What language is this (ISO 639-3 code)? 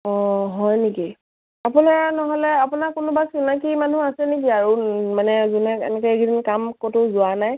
asm